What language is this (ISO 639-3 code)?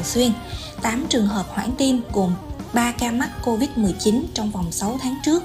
vie